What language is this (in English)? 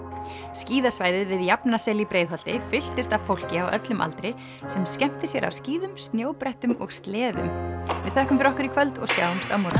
Icelandic